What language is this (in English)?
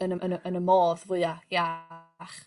Welsh